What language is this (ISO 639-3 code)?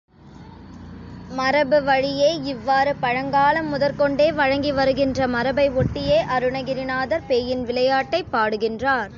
tam